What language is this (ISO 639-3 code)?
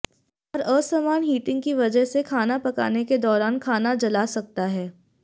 hin